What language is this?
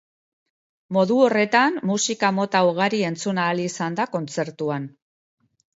Basque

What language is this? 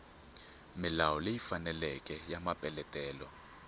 Tsonga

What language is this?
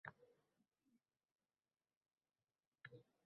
Uzbek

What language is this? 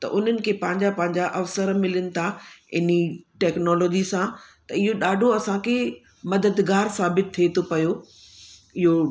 Sindhi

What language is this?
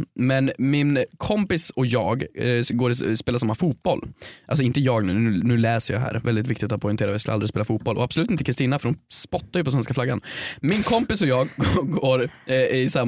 Swedish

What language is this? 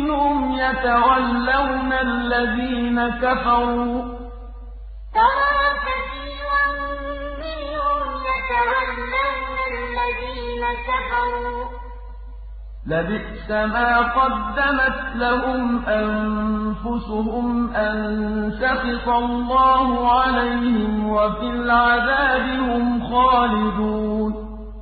Arabic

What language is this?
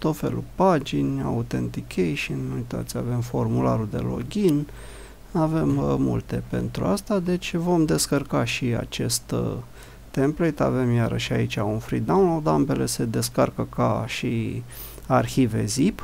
Romanian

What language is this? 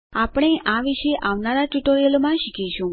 Gujarati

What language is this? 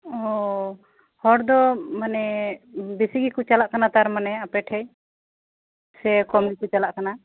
Santali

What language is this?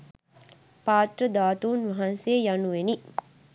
Sinhala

